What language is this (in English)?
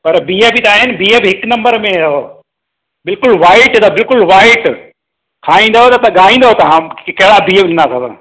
Sindhi